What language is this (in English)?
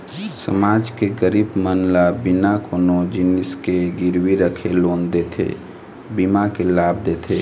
Chhattisgarhi